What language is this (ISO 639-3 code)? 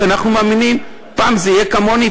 heb